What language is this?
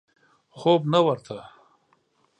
Pashto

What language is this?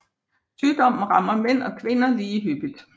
Danish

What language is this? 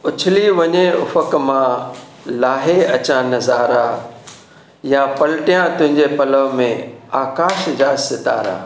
Sindhi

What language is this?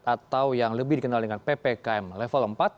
Indonesian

